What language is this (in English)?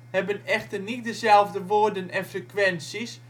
Dutch